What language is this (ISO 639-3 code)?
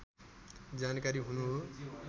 nep